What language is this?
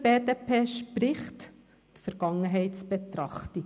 Swiss German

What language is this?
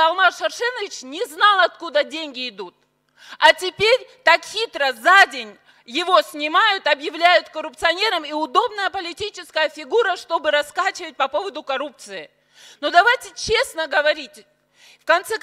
Russian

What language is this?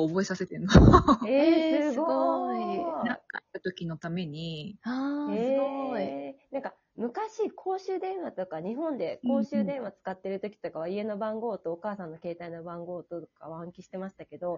Japanese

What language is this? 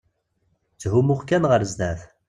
Kabyle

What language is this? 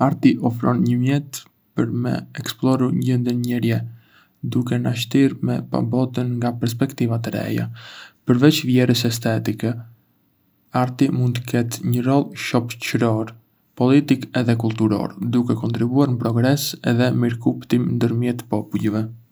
Arbëreshë Albanian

